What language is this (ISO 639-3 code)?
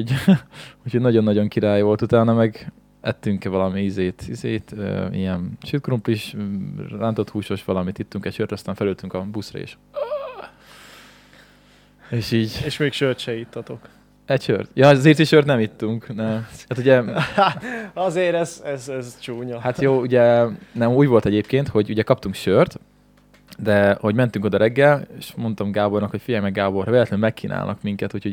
hun